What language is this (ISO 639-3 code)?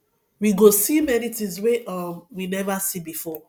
pcm